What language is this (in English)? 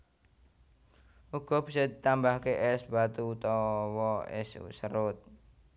Javanese